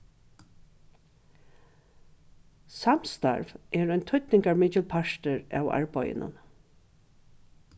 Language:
Faroese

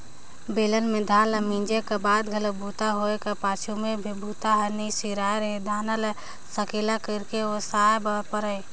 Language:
Chhattisgarhi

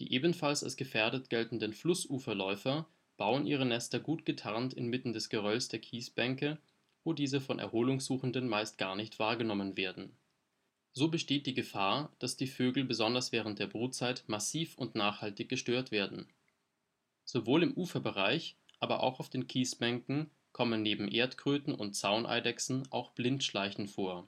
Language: German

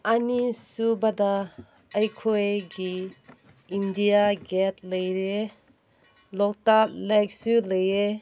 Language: Manipuri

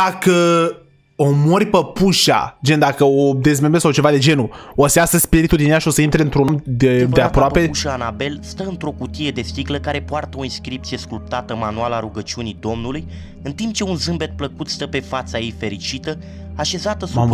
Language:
Romanian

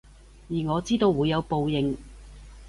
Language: Cantonese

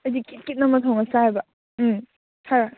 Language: Manipuri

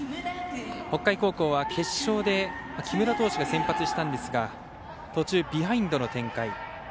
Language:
Japanese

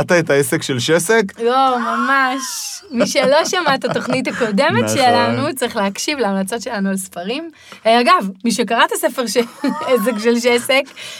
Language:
Hebrew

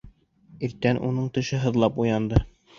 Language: Bashkir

